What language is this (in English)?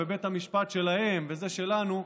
Hebrew